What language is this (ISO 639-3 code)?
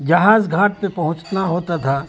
urd